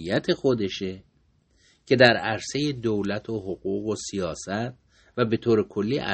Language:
Persian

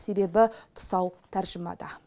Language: Kazakh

